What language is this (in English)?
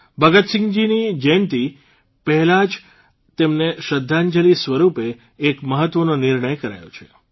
Gujarati